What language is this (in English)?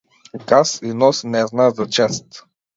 Macedonian